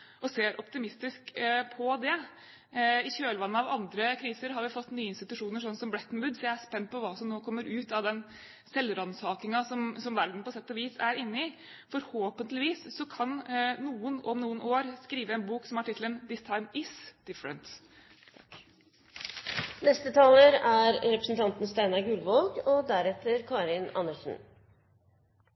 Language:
Norwegian Bokmål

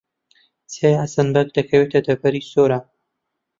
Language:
Central Kurdish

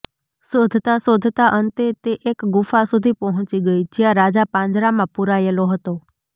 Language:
Gujarati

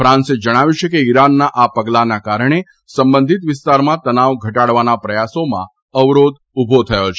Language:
Gujarati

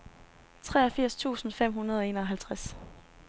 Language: Danish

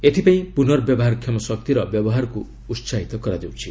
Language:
Odia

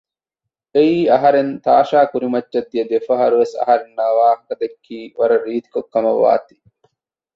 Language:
Divehi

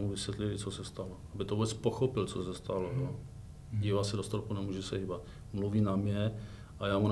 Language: Czech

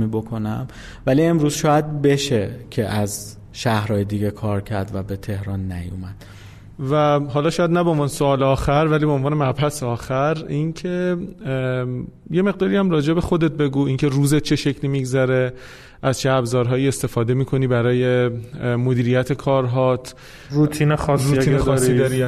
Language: Persian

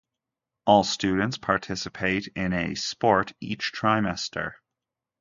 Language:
English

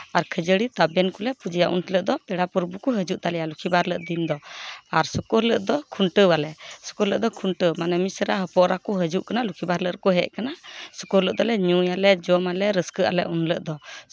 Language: Santali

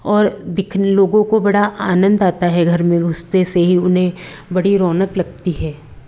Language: Hindi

